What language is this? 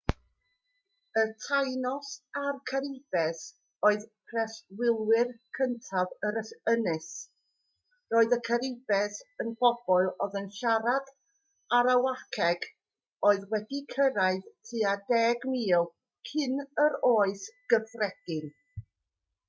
Welsh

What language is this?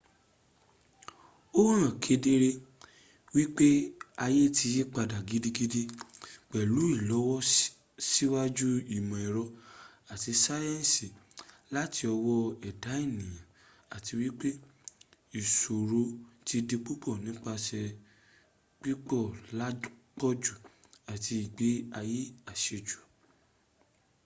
Yoruba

